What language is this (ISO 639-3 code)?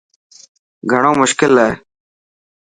mki